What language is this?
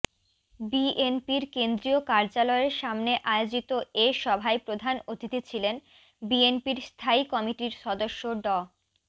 Bangla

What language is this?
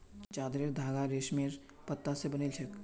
Magahi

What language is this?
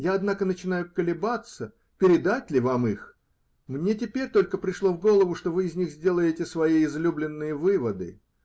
Russian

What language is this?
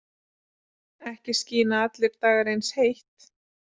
Icelandic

